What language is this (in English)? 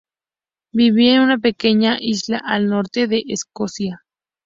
Spanish